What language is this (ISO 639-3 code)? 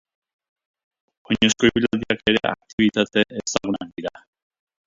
eus